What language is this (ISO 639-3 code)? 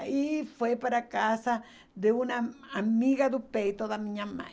por